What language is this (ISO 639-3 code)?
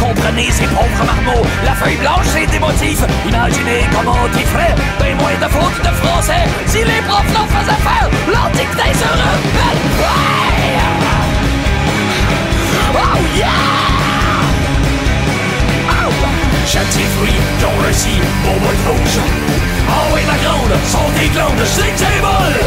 fin